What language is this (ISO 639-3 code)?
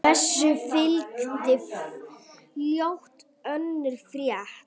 isl